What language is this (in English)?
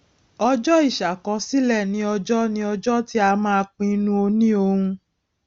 Yoruba